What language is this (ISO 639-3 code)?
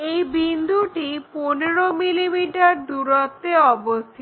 ben